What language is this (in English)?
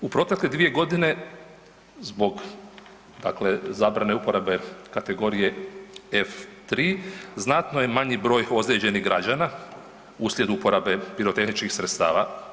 Croatian